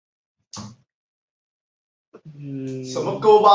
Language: Chinese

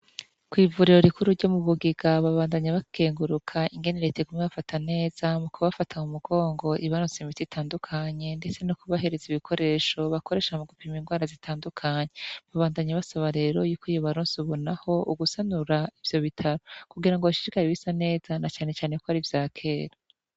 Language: Rundi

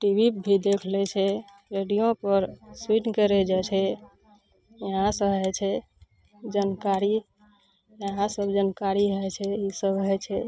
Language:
Maithili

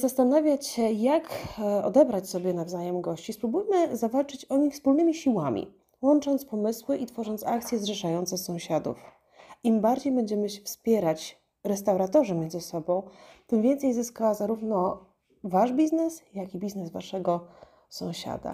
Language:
Polish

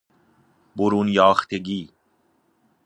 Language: Persian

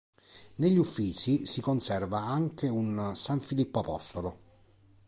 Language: Italian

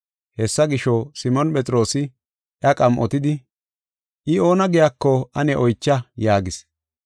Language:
Gofa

